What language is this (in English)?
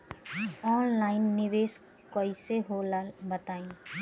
Bhojpuri